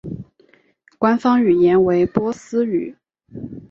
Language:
Chinese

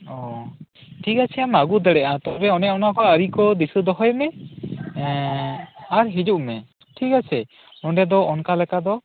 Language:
Santali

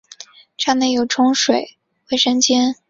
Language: Chinese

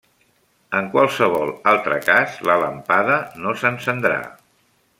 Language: Catalan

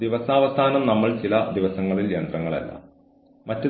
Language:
Malayalam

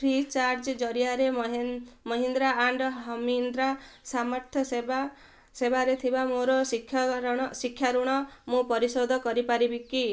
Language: Odia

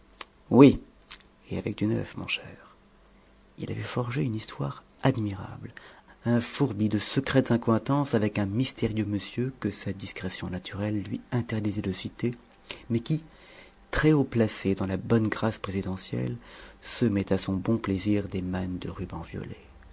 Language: French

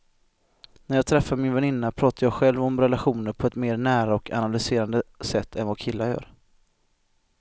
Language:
Swedish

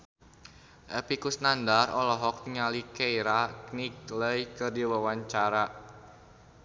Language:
Sundanese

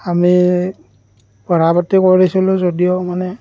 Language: Assamese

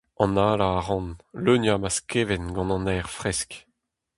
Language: Breton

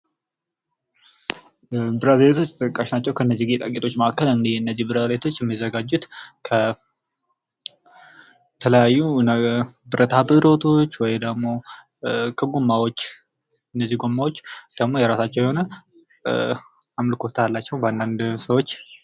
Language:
Amharic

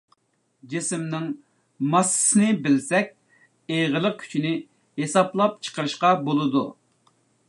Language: Uyghur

